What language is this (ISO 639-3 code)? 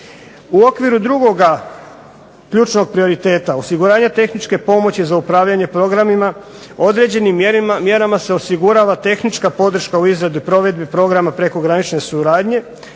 hrv